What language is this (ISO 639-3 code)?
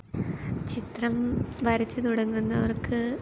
mal